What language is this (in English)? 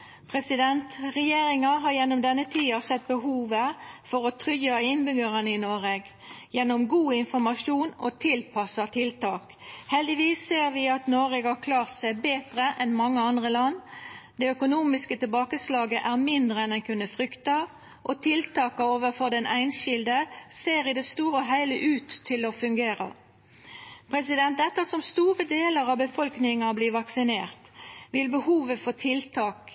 Norwegian Nynorsk